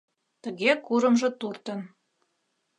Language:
Mari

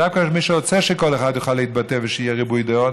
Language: Hebrew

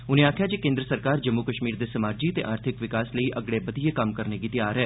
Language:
Dogri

